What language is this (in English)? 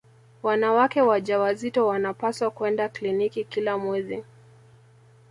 Swahili